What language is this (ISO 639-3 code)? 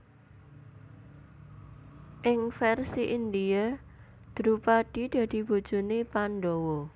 jav